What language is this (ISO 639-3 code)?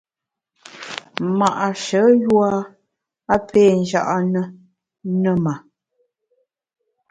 bax